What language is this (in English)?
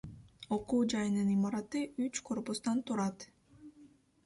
Kyrgyz